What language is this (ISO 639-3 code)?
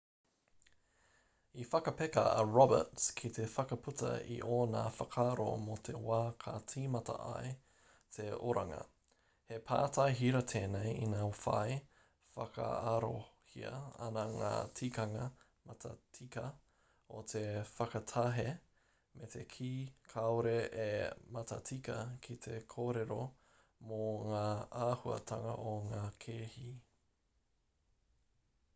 mri